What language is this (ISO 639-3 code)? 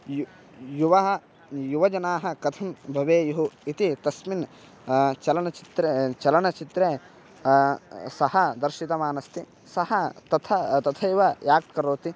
san